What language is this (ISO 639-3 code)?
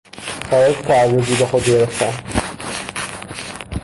fas